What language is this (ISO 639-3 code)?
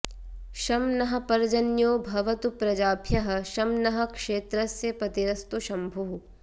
san